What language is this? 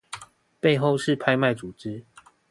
Chinese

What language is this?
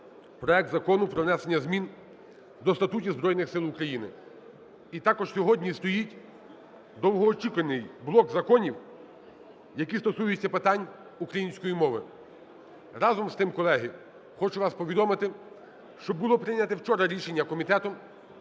Ukrainian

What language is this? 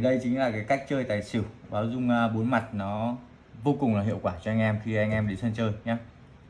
Vietnamese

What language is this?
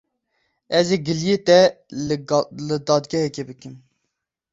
Kurdish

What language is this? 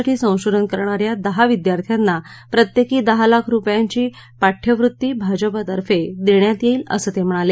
Marathi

